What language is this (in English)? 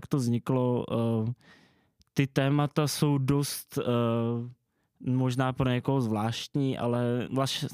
Czech